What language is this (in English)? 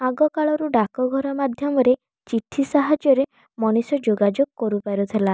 Odia